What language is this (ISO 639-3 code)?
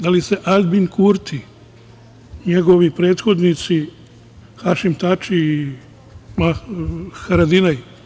srp